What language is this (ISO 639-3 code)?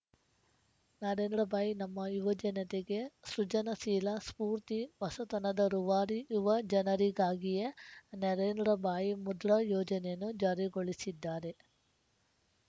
kan